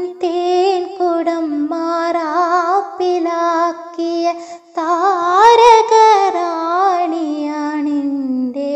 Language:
Malayalam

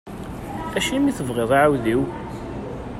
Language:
Kabyle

